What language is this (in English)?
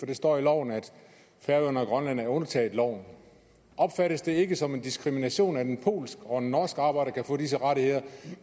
Danish